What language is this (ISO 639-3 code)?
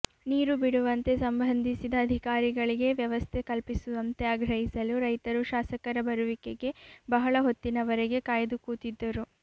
kan